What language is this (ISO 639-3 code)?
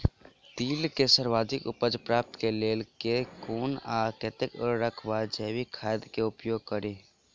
mai